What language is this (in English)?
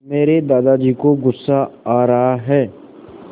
Hindi